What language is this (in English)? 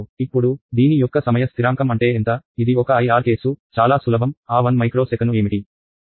Telugu